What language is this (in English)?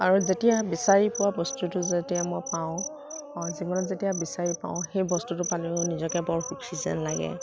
Assamese